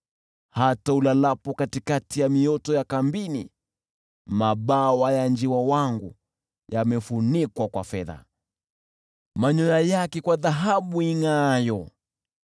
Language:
Swahili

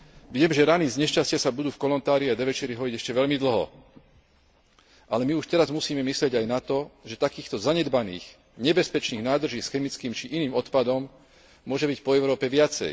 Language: Slovak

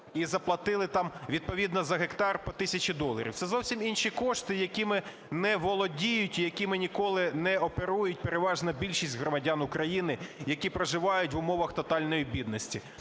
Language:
Ukrainian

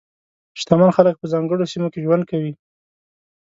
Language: Pashto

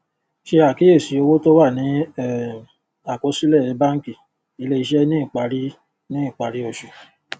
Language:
Yoruba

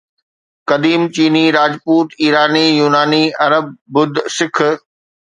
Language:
Sindhi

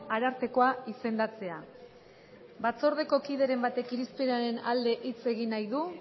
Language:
Basque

